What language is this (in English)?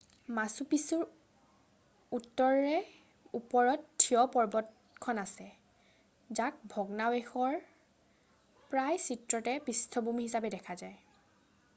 Assamese